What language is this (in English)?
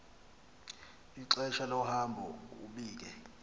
Xhosa